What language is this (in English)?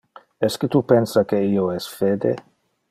Interlingua